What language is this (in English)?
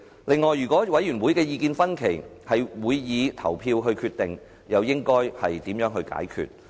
Cantonese